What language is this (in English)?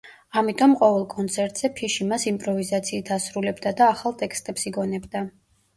Georgian